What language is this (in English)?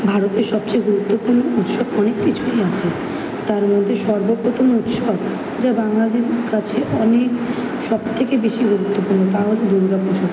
Bangla